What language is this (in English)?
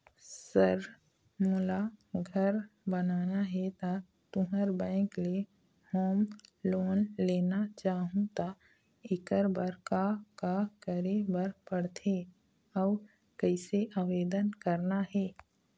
Chhattisgarhi